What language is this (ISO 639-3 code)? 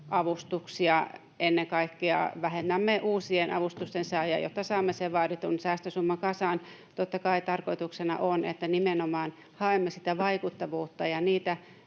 fin